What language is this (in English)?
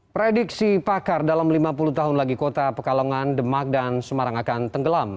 Indonesian